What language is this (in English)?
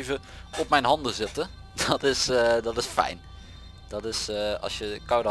Dutch